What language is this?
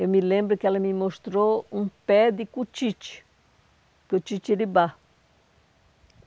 Portuguese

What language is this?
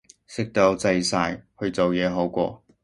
Cantonese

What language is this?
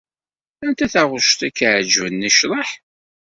Kabyle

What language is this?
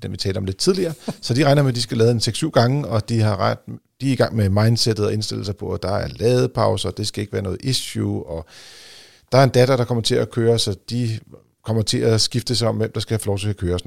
Danish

